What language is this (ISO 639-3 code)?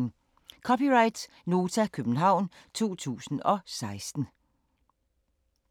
dan